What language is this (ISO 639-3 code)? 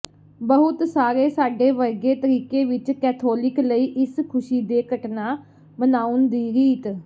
pan